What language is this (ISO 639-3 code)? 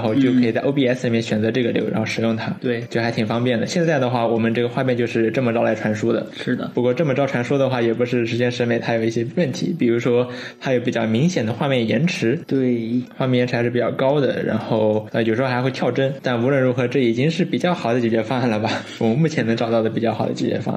zho